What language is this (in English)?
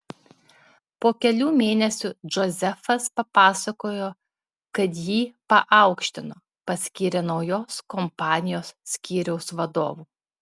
Lithuanian